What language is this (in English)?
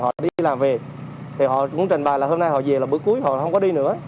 Vietnamese